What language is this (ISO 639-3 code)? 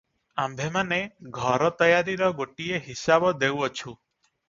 ori